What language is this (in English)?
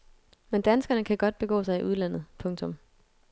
Danish